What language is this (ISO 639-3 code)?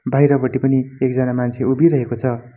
nep